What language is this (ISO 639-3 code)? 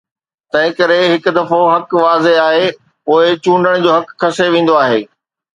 snd